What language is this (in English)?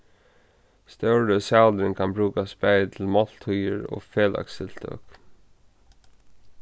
Faroese